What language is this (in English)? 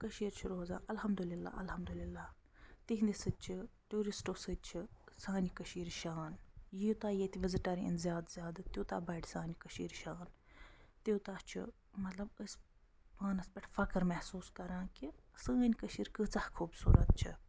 Kashmiri